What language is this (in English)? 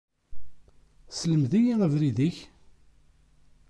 Kabyle